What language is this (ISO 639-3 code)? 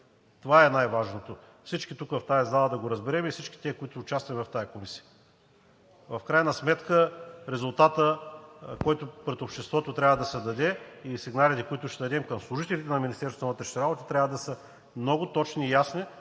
bul